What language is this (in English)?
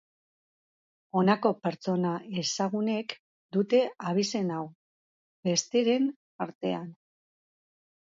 Basque